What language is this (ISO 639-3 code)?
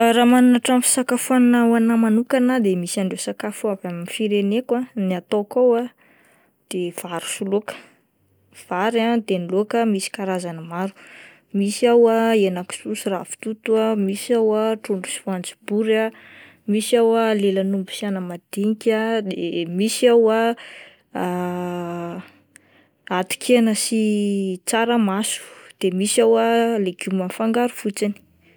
mlg